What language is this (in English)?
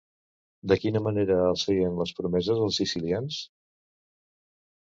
Catalan